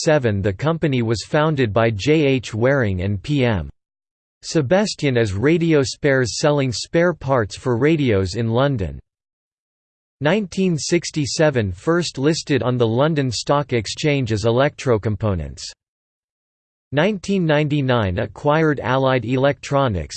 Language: English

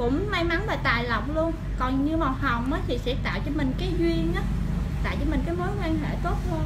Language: Vietnamese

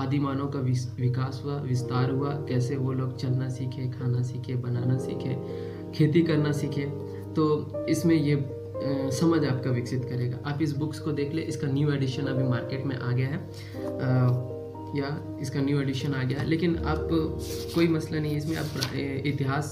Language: Hindi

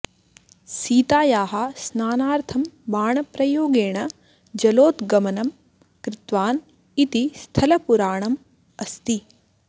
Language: Sanskrit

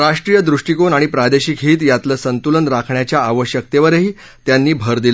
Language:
Marathi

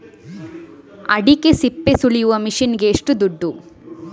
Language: Kannada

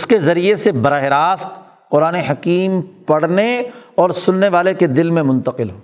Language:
Urdu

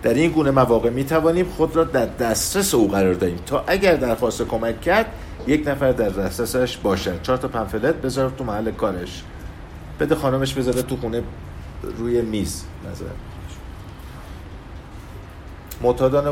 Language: Persian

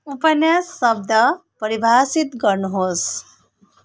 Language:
Nepali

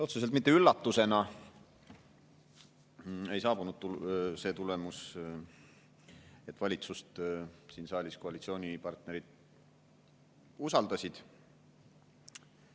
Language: Estonian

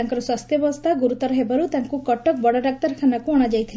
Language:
Odia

